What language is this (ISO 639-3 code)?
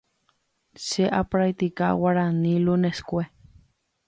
grn